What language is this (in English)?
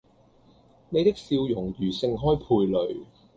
Cantonese